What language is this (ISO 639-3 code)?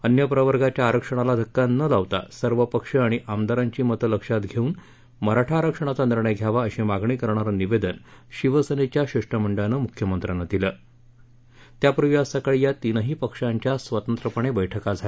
mar